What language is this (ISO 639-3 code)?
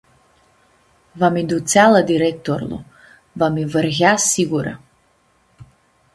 rup